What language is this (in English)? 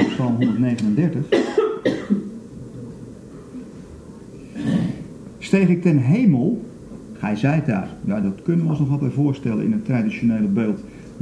Dutch